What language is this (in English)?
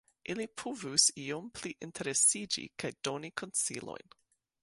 Esperanto